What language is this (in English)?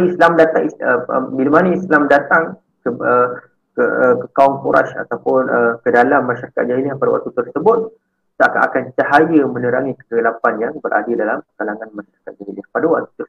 Malay